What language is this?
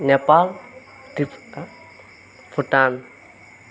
Assamese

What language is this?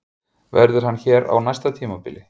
Icelandic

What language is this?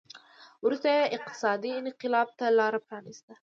Pashto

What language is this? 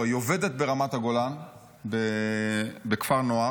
Hebrew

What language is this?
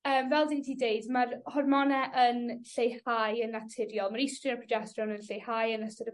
Welsh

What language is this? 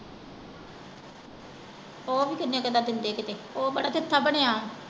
Punjabi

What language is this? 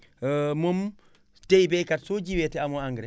Wolof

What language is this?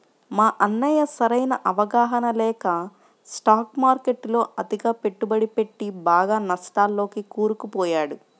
Telugu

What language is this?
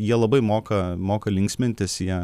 Lithuanian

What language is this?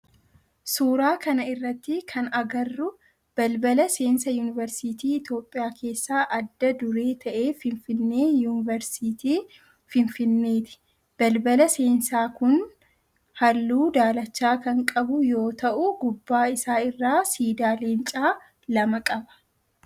Oromo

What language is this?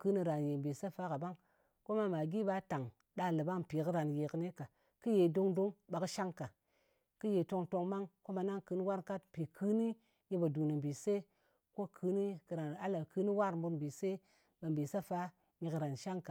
Ngas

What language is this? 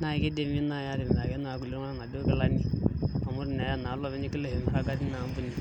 Masai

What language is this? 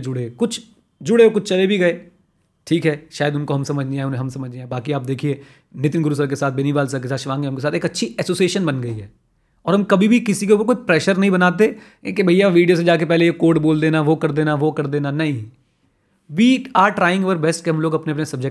Hindi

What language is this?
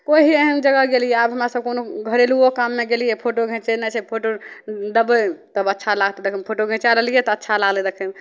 Maithili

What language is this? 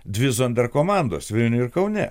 Lithuanian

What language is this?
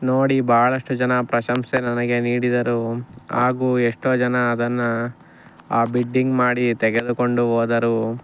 Kannada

